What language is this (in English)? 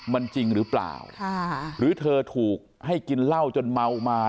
Thai